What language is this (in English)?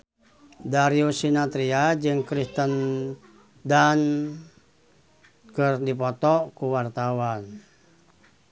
Sundanese